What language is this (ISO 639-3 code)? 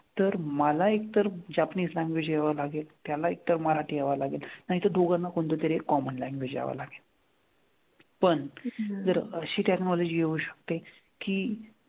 mar